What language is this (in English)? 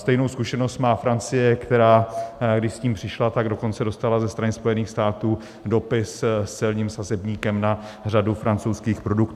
Czech